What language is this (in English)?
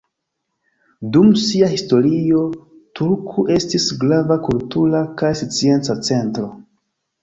Esperanto